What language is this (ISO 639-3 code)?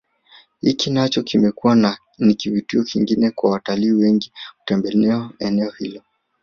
swa